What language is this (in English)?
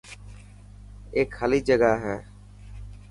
Dhatki